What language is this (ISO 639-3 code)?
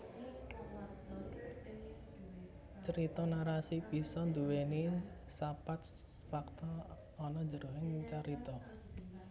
jav